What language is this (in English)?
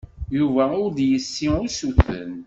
Kabyle